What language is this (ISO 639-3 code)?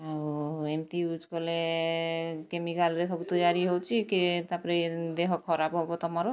ori